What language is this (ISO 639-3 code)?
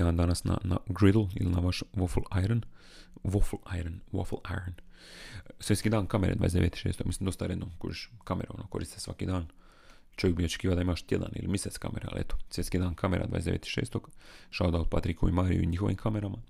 hrv